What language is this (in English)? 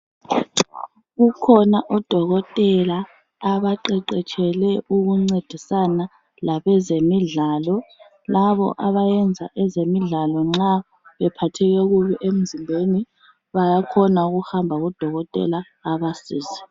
North Ndebele